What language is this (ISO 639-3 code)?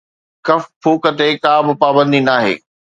snd